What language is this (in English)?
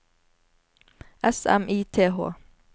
Norwegian